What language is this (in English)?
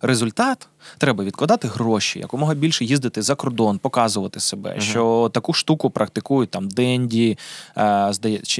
Ukrainian